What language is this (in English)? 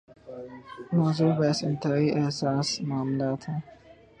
Urdu